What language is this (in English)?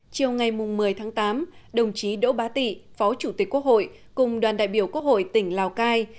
Vietnamese